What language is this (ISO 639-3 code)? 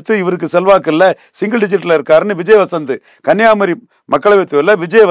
tam